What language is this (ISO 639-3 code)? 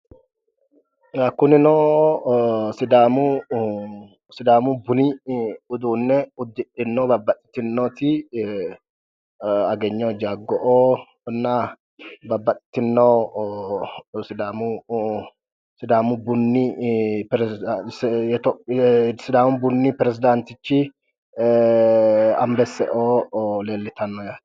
sid